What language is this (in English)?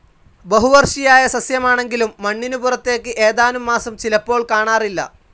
Malayalam